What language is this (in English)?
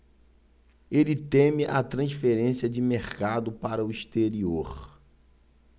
Portuguese